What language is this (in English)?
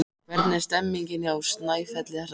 Icelandic